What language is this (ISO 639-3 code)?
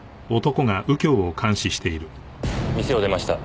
jpn